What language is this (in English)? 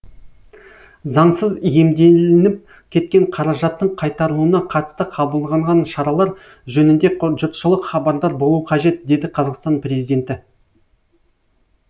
Kazakh